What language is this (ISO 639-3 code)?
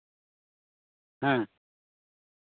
sat